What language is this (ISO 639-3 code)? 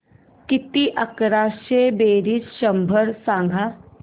mar